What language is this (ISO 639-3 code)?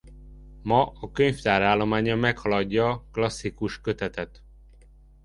hun